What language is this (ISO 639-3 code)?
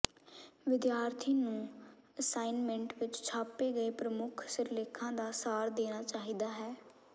pan